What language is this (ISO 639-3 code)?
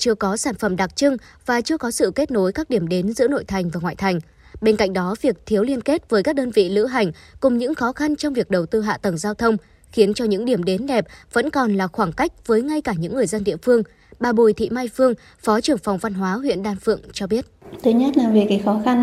vie